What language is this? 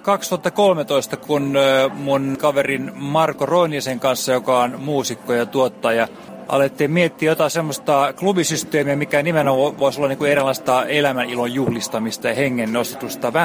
Finnish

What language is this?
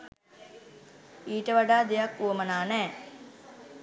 Sinhala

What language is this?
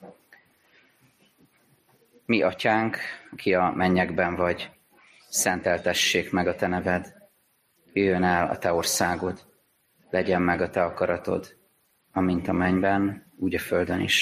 Hungarian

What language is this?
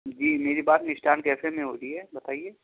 Urdu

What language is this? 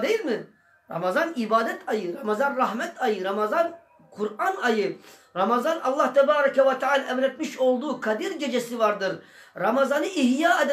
Turkish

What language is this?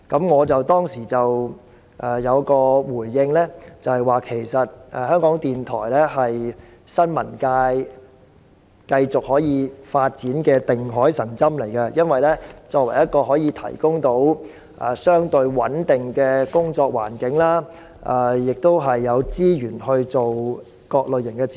Cantonese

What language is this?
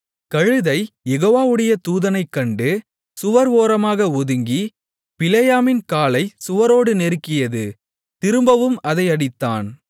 Tamil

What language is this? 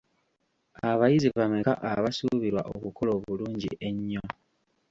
Ganda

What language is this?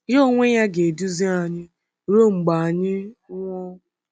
Igbo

